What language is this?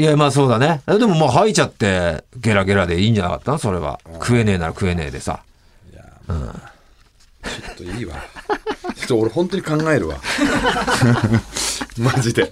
Japanese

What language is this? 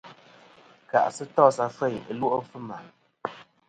Kom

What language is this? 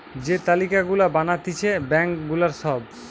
Bangla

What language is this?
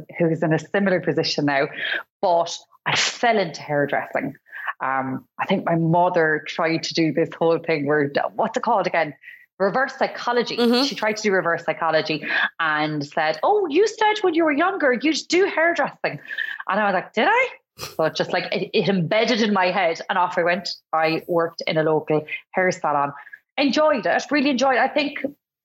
English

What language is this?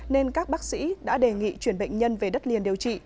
Vietnamese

